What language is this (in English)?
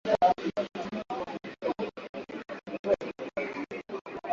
Swahili